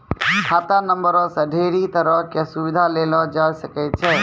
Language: Maithili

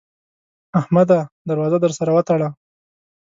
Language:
Pashto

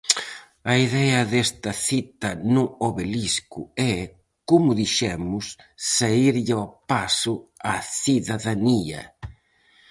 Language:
Galician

